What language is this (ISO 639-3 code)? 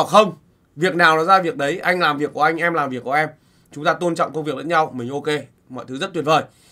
vie